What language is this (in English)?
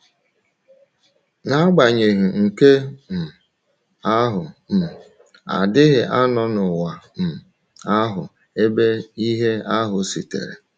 Igbo